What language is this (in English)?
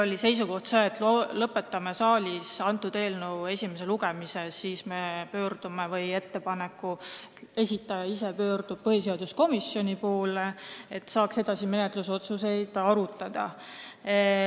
Estonian